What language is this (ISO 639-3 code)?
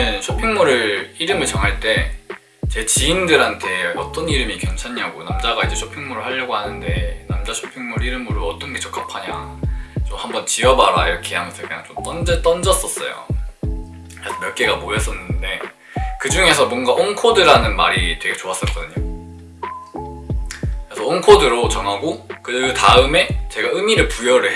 kor